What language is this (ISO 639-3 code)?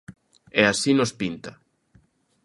glg